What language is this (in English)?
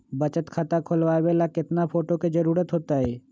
Magahi